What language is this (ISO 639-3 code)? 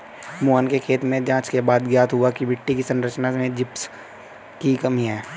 hin